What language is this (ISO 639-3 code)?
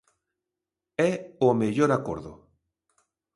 glg